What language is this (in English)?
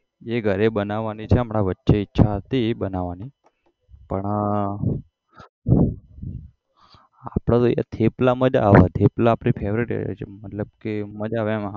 Gujarati